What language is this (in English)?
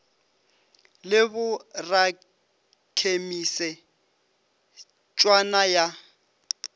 Northern Sotho